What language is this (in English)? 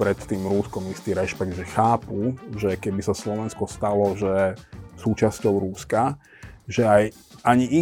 Slovak